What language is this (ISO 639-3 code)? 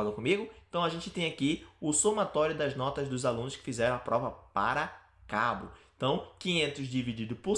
por